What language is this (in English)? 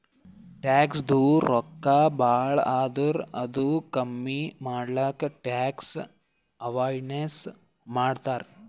Kannada